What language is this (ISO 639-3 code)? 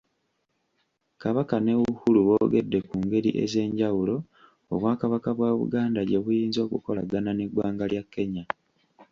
lug